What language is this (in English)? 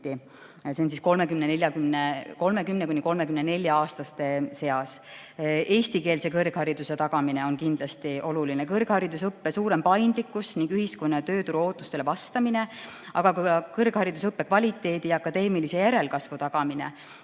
Estonian